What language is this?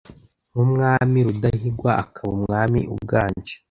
Kinyarwanda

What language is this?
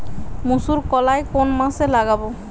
Bangla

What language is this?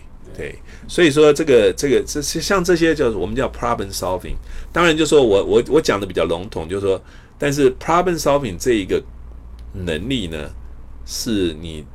Chinese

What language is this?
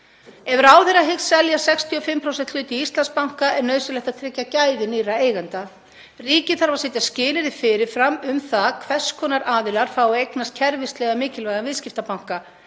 Icelandic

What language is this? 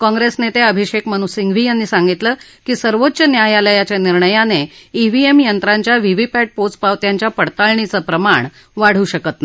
Marathi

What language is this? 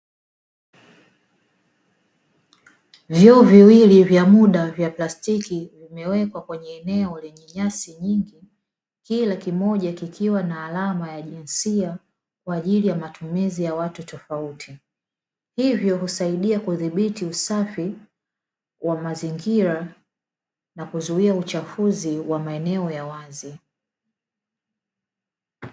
Swahili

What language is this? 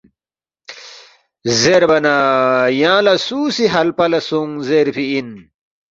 Balti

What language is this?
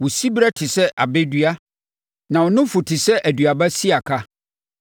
Akan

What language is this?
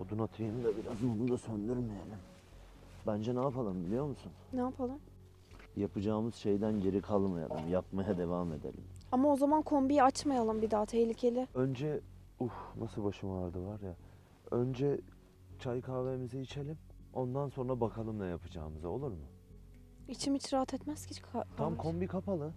Turkish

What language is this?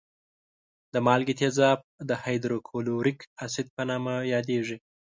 Pashto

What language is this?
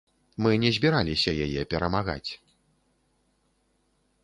Belarusian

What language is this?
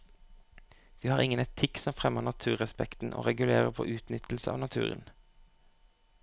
Norwegian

